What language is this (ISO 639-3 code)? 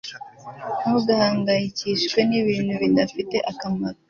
kin